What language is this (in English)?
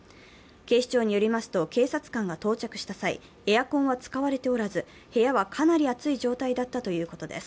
Japanese